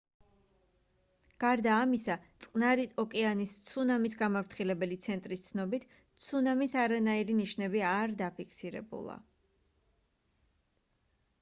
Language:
Georgian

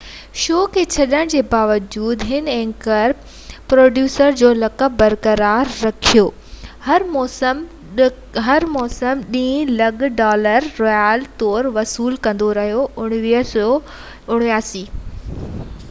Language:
Sindhi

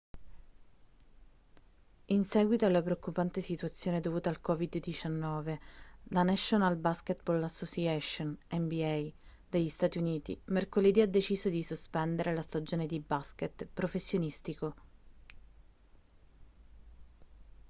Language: Italian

